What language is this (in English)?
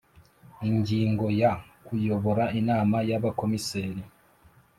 Kinyarwanda